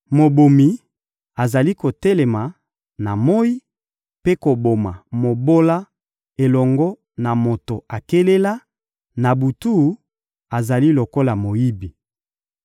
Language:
Lingala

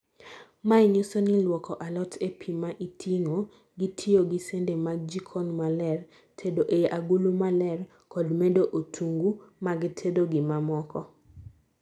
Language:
Luo (Kenya and Tanzania)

